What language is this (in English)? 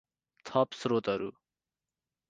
Nepali